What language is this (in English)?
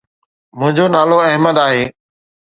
Sindhi